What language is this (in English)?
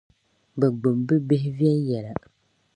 Dagbani